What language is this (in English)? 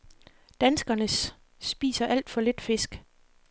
Danish